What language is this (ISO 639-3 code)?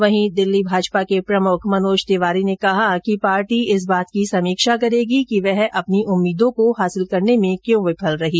hin